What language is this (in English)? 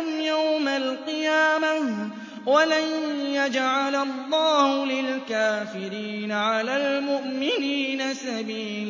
Arabic